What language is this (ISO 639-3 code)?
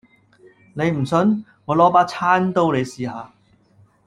yue